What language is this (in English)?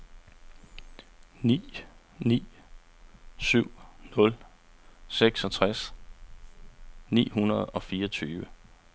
Danish